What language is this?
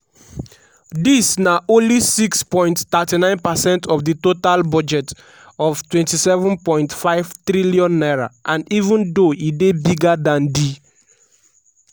Nigerian Pidgin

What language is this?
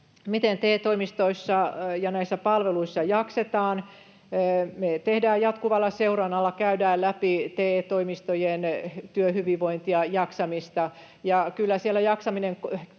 Finnish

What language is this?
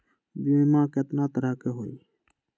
Magahi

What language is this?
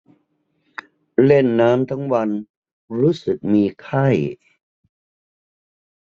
Thai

